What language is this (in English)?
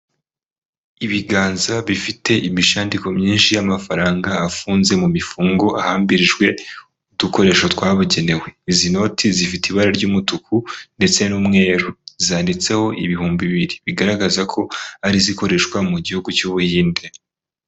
Kinyarwanda